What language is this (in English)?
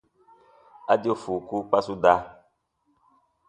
Baatonum